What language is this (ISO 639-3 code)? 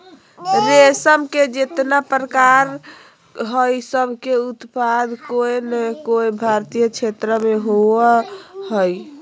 mag